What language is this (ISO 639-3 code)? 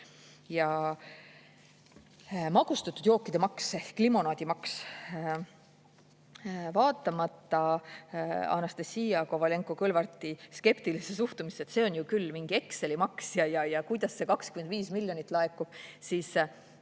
est